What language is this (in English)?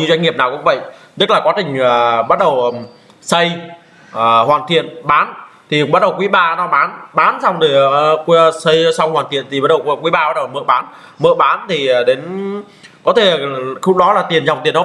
Vietnamese